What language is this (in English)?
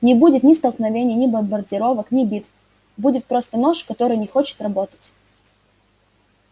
Russian